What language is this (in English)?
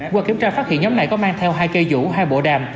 Vietnamese